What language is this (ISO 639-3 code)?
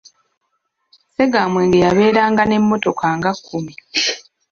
lug